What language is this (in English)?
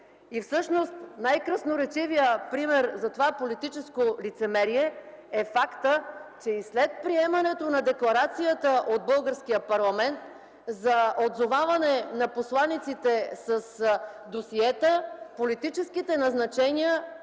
Bulgarian